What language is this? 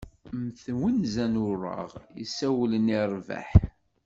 Kabyle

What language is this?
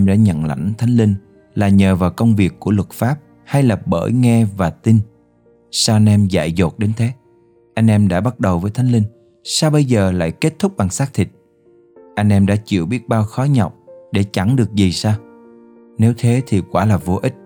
Vietnamese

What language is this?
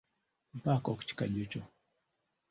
Ganda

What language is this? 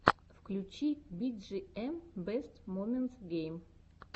Russian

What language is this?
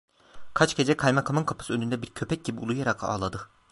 Turkish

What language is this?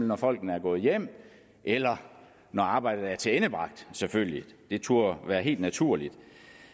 Danish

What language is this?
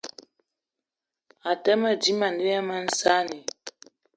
Eton (Cameroon)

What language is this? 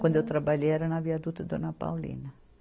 Portuguese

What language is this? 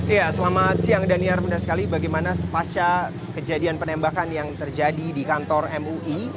Indonesian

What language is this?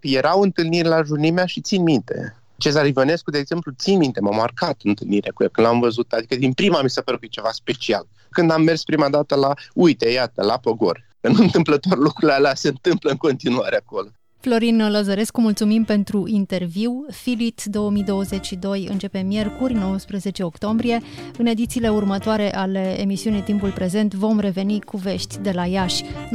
Romanian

